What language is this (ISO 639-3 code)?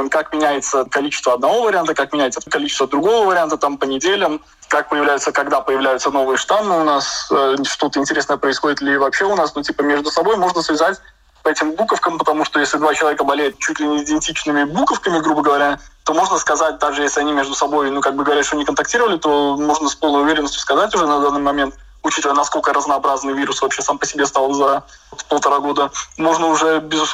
rus